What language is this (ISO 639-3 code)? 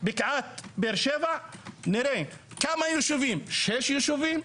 heb